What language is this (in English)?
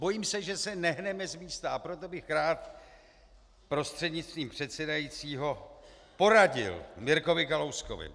Czech